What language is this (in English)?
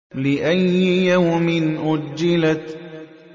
Arabic